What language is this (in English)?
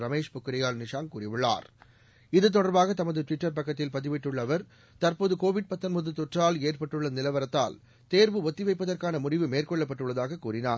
Tamil